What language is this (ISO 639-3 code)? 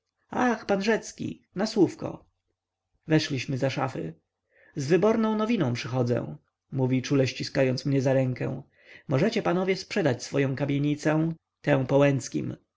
pol